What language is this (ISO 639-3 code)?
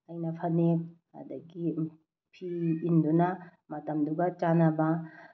mni